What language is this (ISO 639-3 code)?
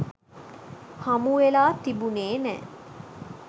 sin